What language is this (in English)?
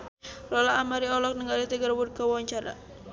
Sundanese